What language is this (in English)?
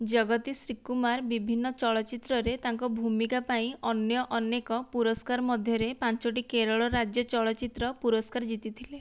Odia